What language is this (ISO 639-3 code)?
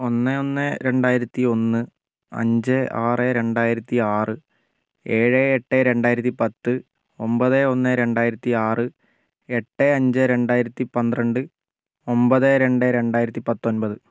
mal